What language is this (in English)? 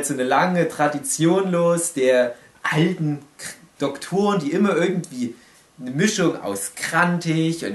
German